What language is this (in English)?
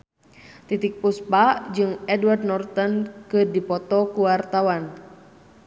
Sundanese